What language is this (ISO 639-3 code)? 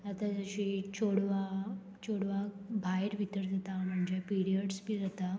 kok